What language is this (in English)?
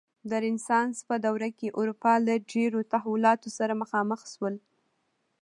Pashto